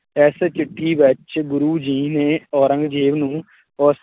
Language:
Punjabi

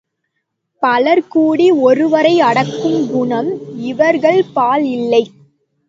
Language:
Tamil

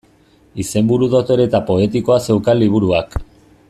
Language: Basque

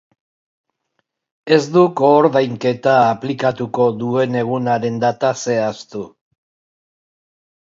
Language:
Basque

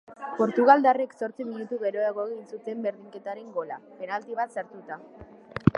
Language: Basque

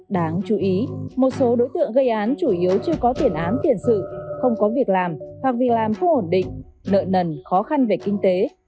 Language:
Vietnamese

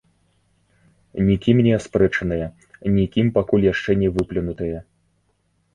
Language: Belarusian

